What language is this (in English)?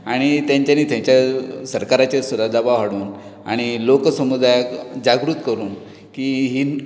Konkani